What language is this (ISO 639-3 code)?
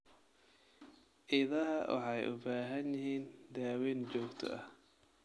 som